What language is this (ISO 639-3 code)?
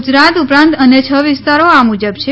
guj